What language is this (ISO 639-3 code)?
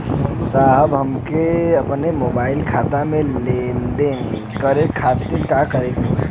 bho